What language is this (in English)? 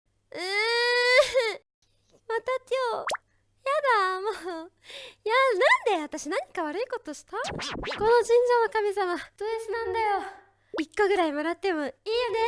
Japanese